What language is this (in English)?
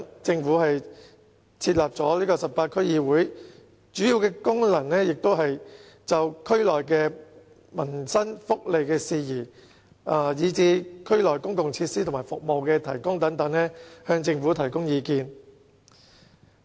Cantonese